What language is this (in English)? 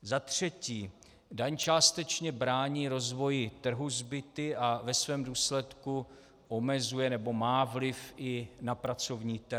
Czech